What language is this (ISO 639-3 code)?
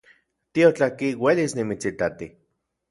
ncx